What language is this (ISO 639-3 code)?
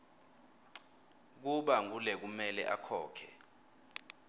ssw